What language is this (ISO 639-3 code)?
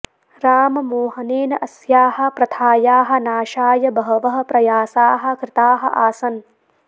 san